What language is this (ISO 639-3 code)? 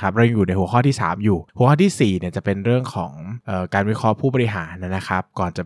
tha